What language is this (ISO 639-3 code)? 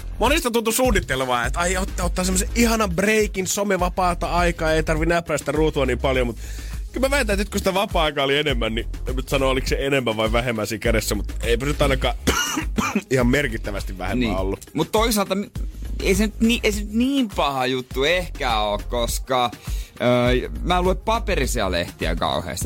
fin